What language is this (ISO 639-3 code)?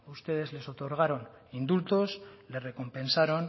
spa